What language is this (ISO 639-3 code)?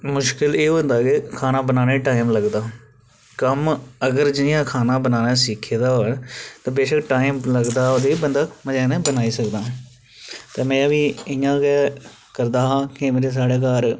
doi